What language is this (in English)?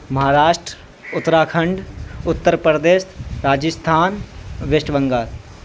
Urdu